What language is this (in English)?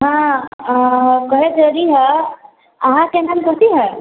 Maithili